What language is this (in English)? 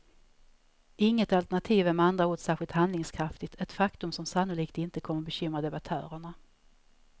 Swedish